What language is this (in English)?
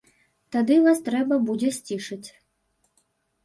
Belarusian